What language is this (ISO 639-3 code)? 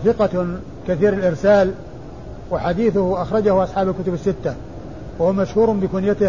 ara